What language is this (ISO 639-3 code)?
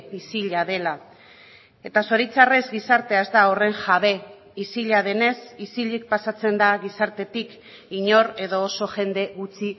eus